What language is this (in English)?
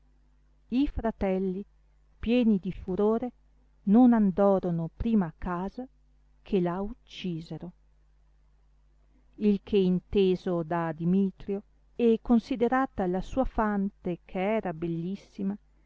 Italian